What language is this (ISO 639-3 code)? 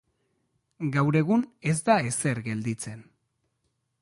eus